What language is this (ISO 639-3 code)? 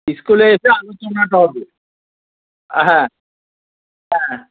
ben